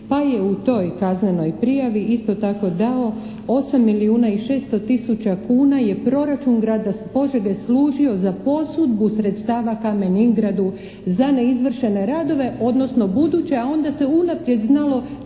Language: Croatian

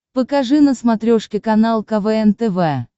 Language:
Russian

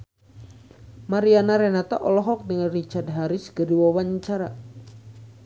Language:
Sundanese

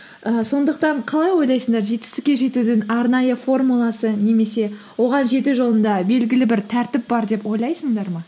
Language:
Kazakh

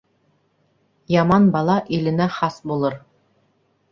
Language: Bashkir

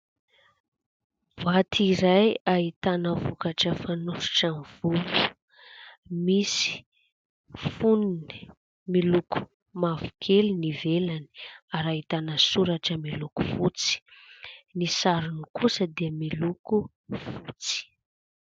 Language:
Malagasy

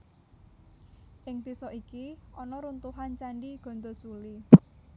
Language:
Javanese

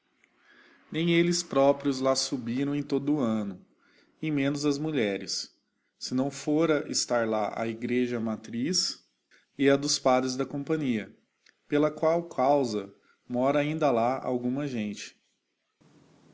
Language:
Portuguese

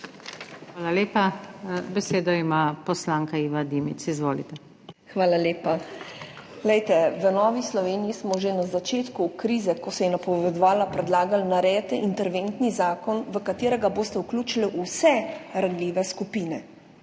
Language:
Slovenian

